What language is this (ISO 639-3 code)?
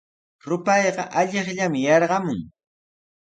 qws